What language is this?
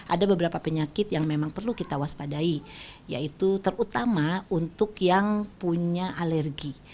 Indonesian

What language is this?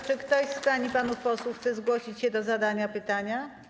Polish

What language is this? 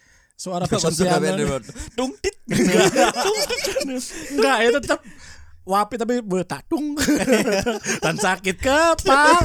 Indonesian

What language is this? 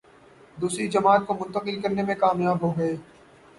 Urdu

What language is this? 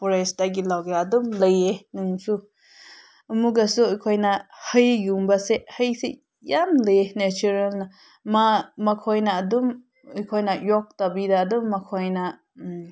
Manipuri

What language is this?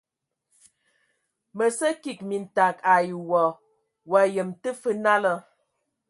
Ewondo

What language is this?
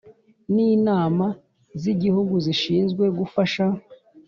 Kinyarwanda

